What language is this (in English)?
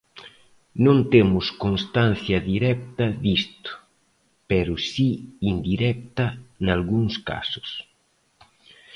Galician